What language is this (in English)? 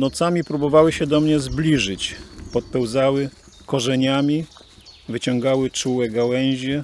Polish